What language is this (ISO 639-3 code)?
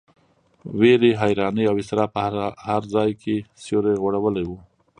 pus